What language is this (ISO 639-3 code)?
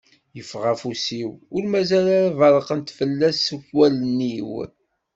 kab